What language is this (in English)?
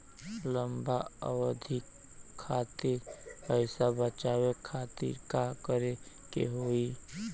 Bhojpuri